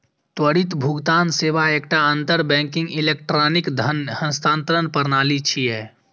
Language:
Maithili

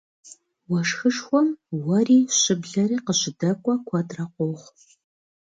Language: Kabardian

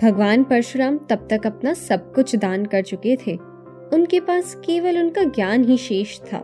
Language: Hindi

